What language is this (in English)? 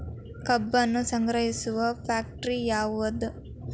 Kannada